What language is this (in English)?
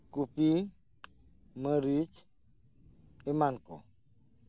Santali